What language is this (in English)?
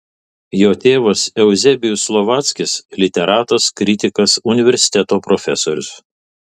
Lithuanian